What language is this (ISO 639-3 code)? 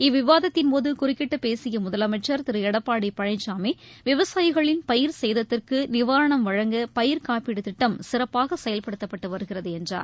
tam